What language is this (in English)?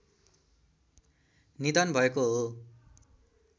Nepali